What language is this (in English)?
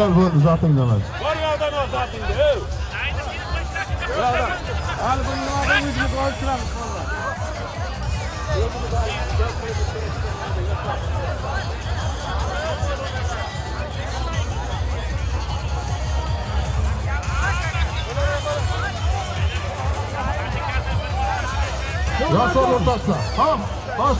Turkish